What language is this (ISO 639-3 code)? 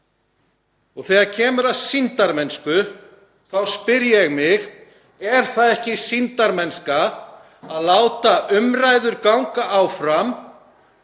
isl